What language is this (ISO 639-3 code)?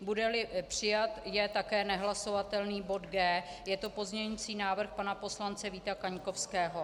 ces